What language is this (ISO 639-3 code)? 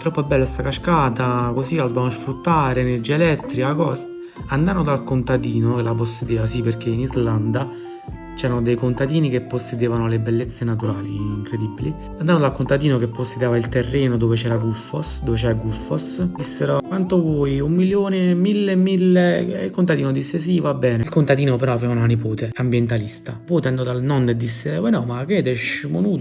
ita